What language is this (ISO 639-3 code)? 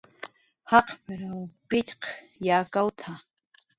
jqr